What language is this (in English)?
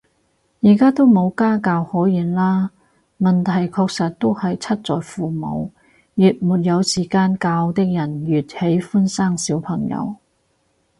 Cantonese